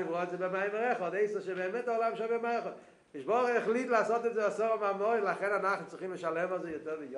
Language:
Hebrew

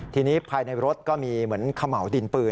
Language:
Thai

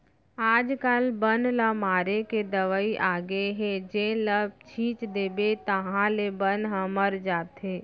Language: Chhattisgarhi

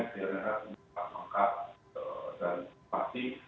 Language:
Indonesian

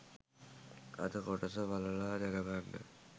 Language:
Sinhala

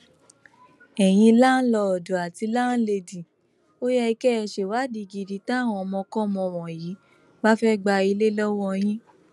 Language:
Yoruba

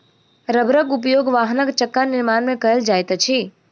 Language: Maithili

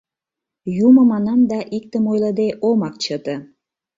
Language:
Mari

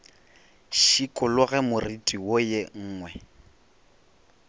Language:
Northern Sotho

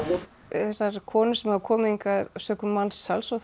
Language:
Icelandic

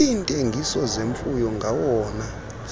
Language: Xhosa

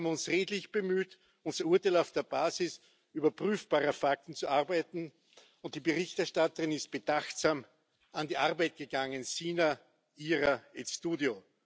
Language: German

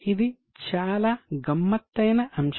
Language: Telugu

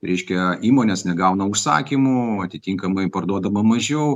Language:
Lithuanian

